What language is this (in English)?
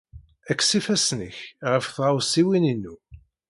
Kabyle